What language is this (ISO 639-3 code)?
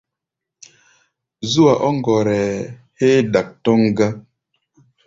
gba